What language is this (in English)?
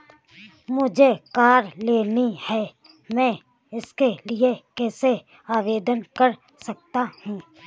Hindi